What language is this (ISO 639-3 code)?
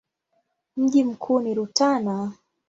swa